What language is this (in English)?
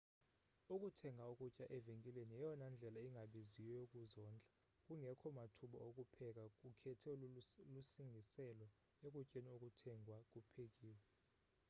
Xhosa